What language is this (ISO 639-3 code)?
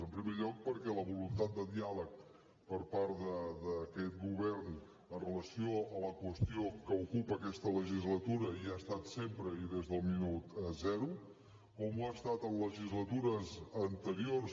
cat